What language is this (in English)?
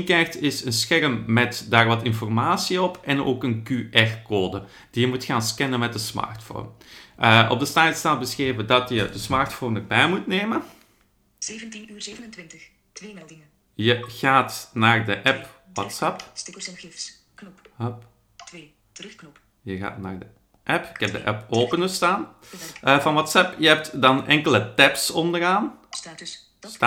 Dutch